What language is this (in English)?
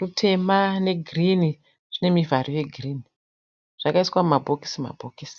Shona